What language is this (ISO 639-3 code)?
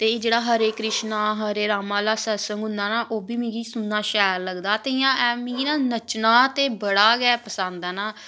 doi